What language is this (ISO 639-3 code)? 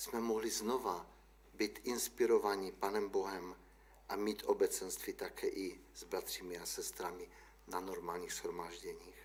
ces